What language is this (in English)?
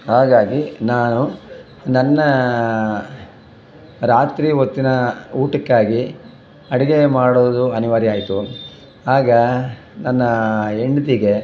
Kannada